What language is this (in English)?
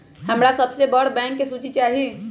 Magahi